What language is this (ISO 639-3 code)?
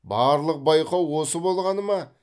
kaz